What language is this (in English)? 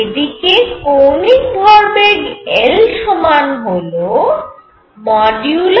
Bangla